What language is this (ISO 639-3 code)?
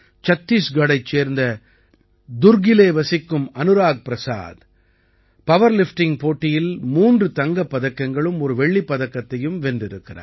tam